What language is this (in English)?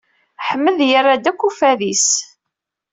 Kabyle